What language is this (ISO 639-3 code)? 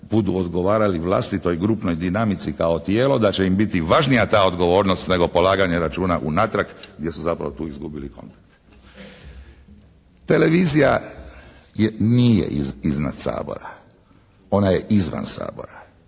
hrv